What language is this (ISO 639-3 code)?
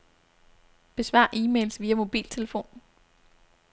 dan